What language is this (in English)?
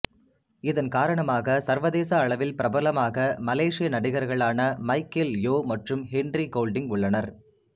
Tamil